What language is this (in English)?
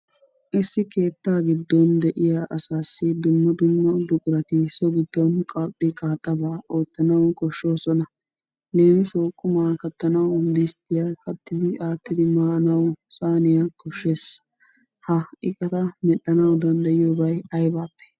Wolaytta